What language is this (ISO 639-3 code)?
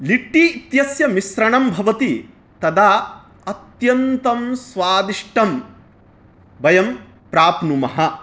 san